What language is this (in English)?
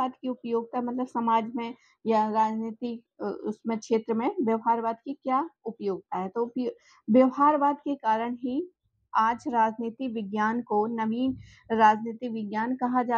Hindi